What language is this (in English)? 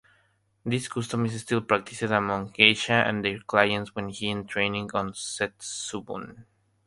English